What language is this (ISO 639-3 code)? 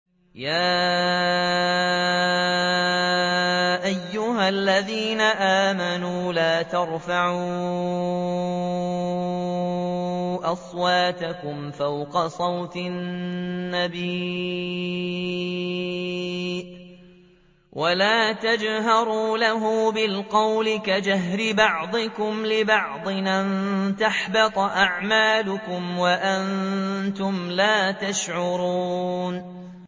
ara